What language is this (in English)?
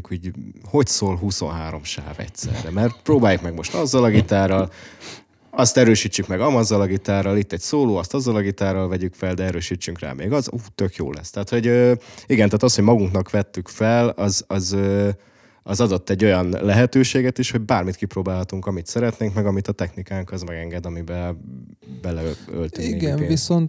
Hungarian